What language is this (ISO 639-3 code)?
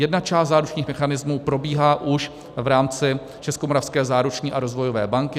ces